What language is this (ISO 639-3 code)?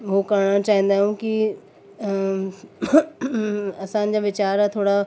snd